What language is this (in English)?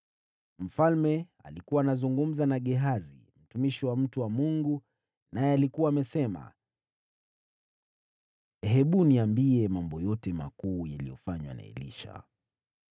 Swahili